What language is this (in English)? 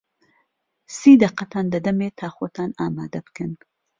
Central Kurdish